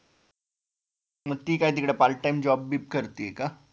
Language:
Marathi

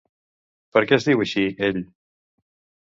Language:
Catalan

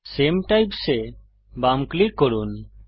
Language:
Bangla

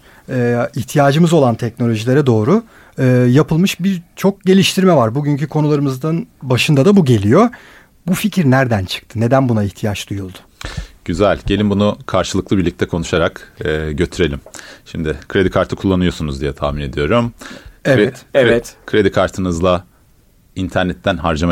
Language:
Turkish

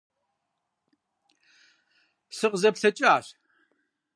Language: Kabardian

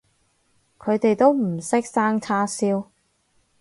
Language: Cantonese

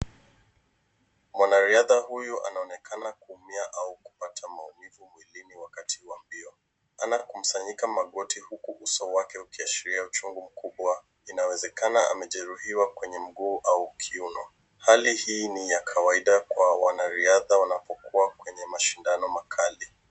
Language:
Swahili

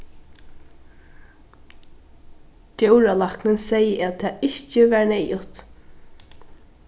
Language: Faroese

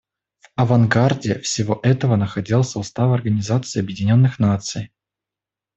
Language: Russian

